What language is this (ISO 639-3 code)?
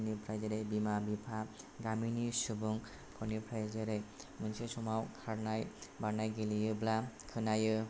brx